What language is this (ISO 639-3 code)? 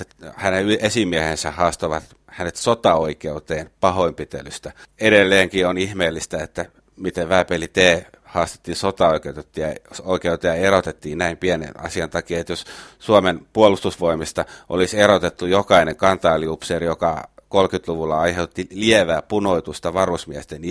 fin